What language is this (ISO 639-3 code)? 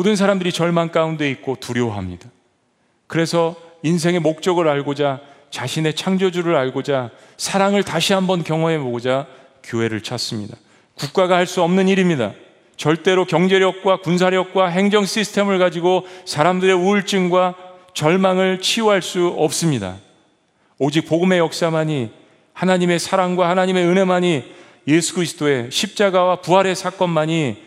kor